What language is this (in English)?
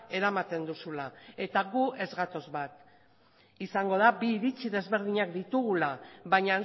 Basque